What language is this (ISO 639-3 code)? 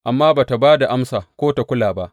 hau